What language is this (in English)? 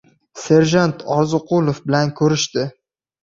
Uzbek